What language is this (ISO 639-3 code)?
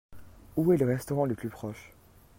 fra